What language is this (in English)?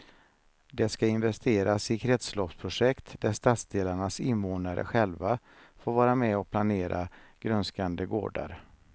Swedish